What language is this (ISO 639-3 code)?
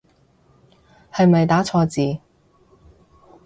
yue